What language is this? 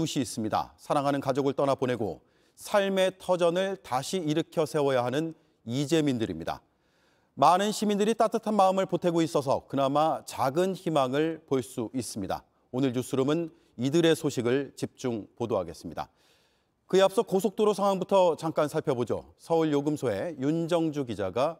Korean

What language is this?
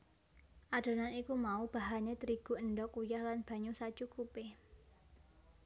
Javanese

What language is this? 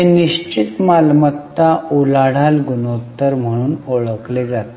Marathi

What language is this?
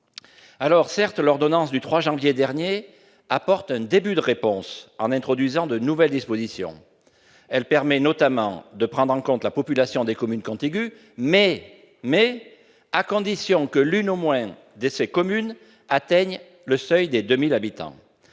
French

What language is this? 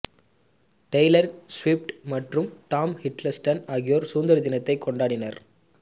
Tamil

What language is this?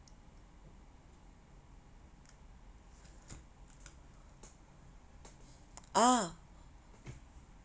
English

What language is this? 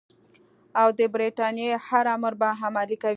Pashto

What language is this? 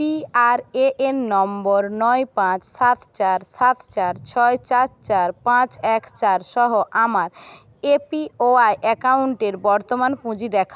Bangla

